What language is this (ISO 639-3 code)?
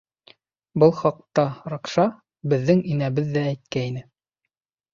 bak